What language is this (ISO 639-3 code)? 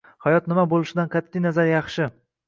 uzb